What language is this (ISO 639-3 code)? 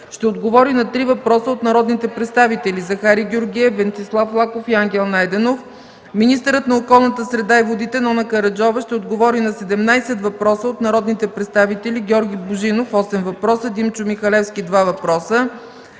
bul